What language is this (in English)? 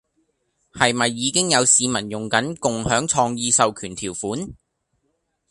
Cantonese